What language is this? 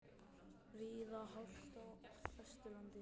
Icelandic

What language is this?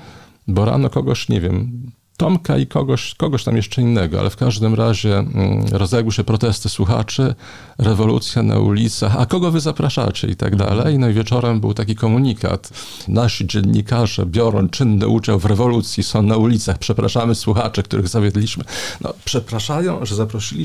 Polish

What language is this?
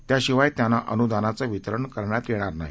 Marathi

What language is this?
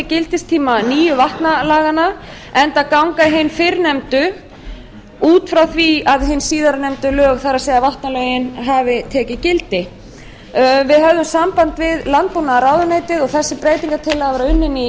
Icelandic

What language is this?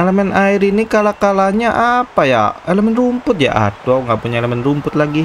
Indonesian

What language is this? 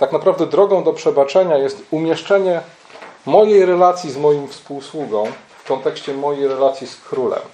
Polish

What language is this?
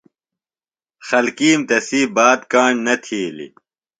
Phalura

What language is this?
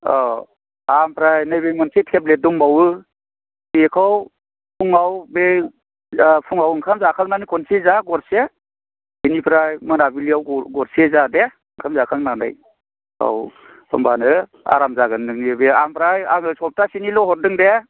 Bodo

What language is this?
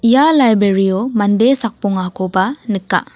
Garo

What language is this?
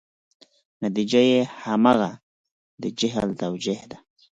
Pashto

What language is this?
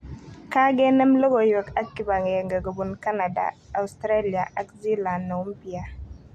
Kalenjin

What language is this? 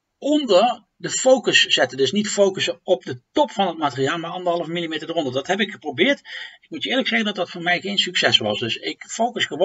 Dutch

